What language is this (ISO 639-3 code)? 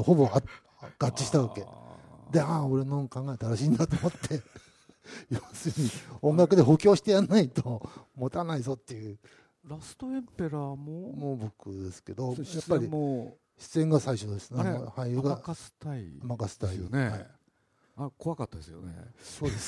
jpn